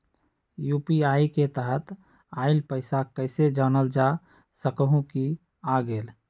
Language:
Magahi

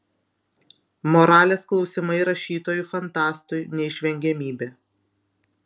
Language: Lithuanian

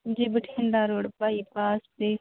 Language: Punjabi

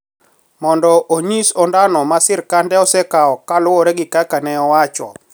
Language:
Luo (Kenya and Tanzania)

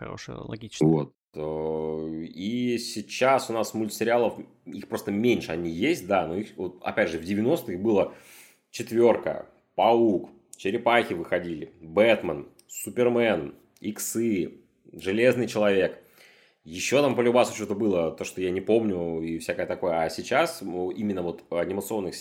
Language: Russian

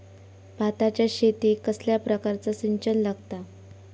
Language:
Marathi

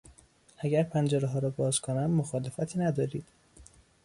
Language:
Persian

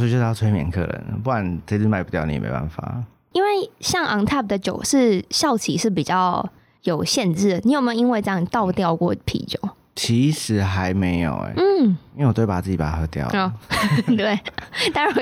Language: Chinese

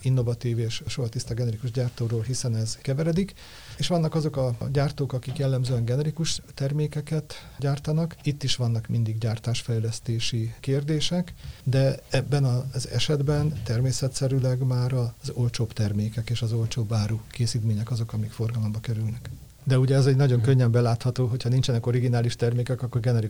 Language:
Hungarian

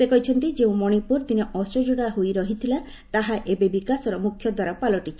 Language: Odia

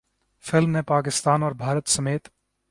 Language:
Urdu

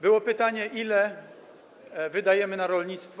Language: Polish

